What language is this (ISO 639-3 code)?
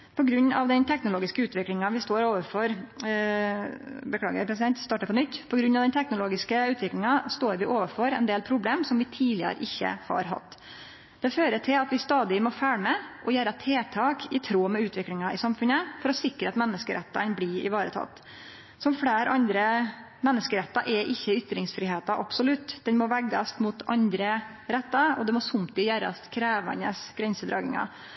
nno